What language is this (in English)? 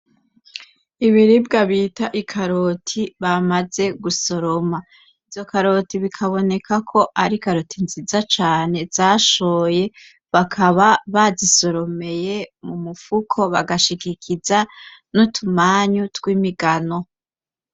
Rundi